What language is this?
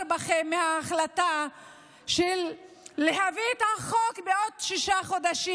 Hebrew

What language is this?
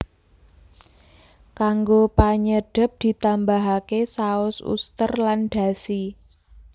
Javanese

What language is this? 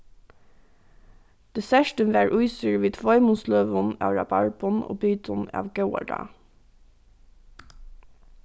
Faroese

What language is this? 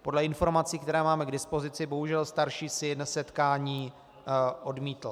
Czech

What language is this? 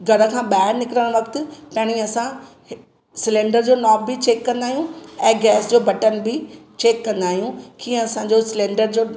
Sindhi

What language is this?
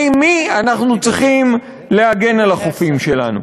Hebrew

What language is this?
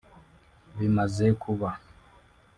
Kinyarwanda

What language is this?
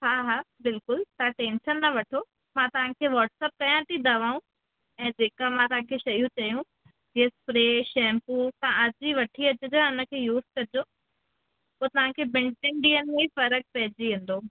Sindhi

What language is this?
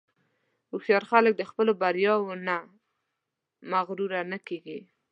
Pashto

